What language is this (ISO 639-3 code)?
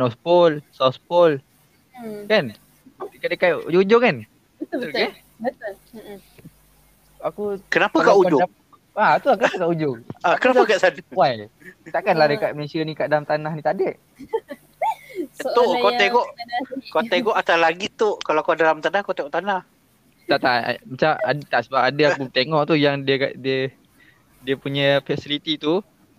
msa